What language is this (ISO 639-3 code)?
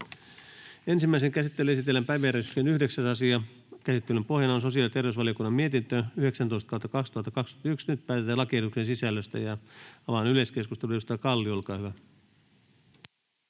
fin